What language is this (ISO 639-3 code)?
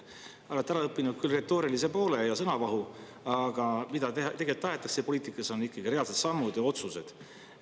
est